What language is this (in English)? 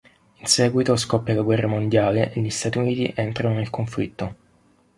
Italian